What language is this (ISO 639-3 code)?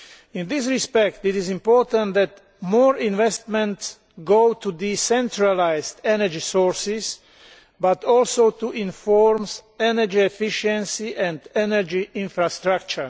eng